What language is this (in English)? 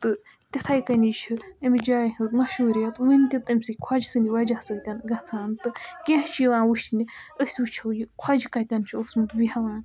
Kashmiri